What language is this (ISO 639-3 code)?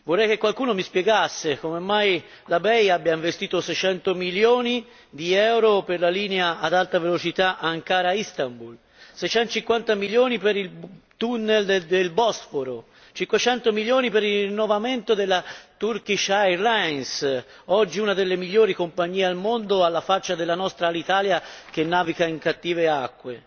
ita